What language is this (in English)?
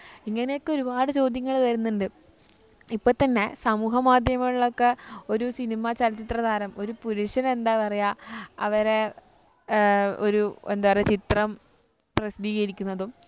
Malayalam